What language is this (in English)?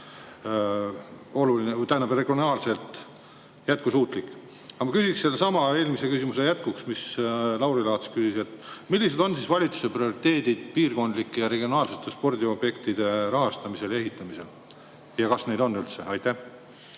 Estonian